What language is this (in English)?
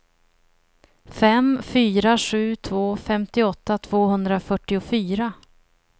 Swedish